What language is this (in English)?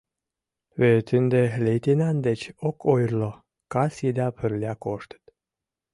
Mari